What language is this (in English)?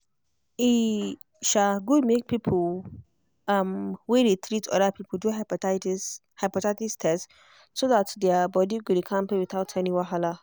Nigerian Pidgin